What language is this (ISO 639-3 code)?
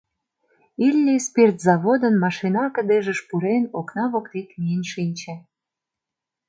chm